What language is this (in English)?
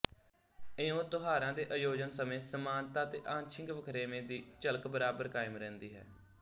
Punjabi